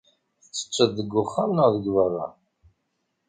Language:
Kabyle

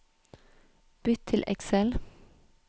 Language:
Norwegian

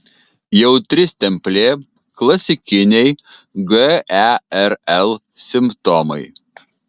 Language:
Lithuanian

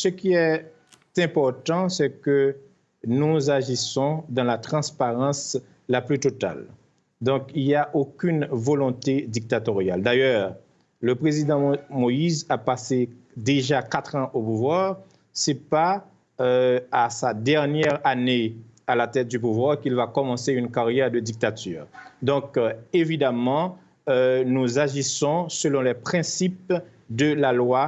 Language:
French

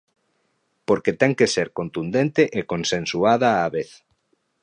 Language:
Galician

